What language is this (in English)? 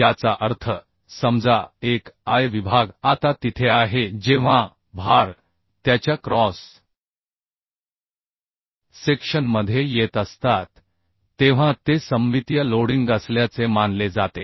Marathi